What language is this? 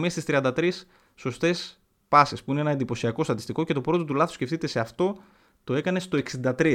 Greek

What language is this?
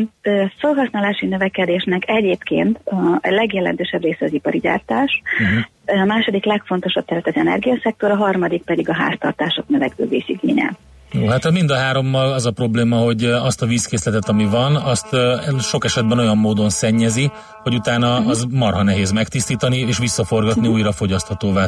Hungarian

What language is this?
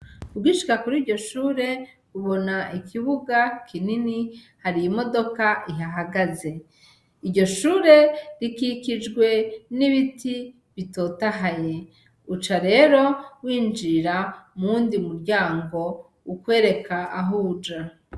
Rundi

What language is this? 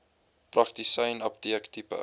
Afrikaans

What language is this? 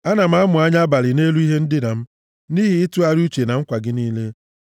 Igbo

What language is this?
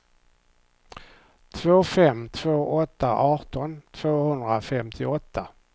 Swedish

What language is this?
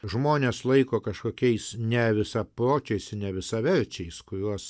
Lithuanian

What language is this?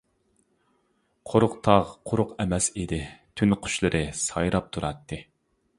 Uyghur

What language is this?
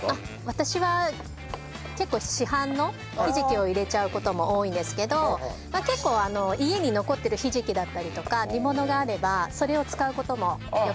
Japanese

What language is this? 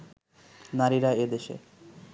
Bangla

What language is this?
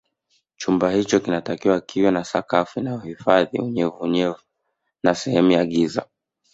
Swahili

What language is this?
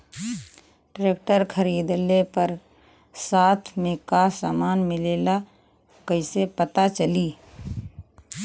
Bhojpuri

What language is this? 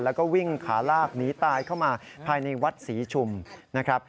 Thai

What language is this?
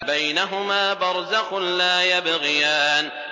Arabic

